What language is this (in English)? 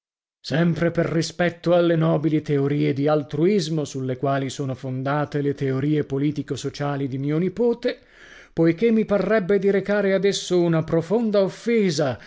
Italian